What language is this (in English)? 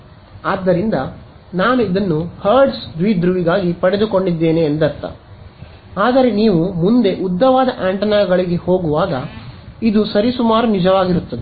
Kannada